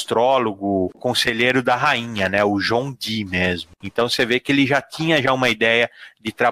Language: Portuguese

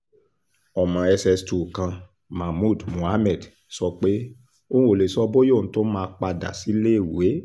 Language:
Yoruba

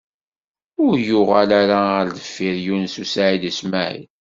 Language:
Kabyle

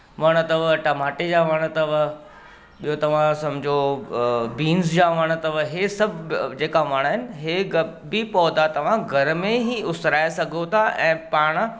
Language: Sindhi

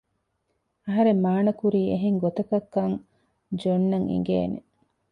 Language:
Divehi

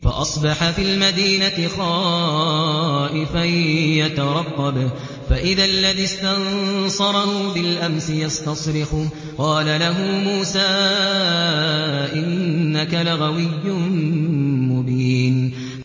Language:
Arabic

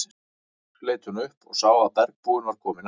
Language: Icelandic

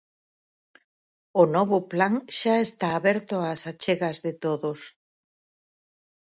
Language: Galician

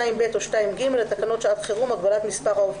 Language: Hebrew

